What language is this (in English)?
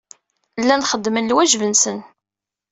Kabyle